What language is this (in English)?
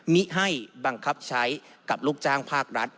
Thai